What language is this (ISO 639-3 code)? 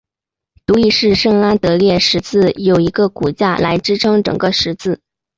zho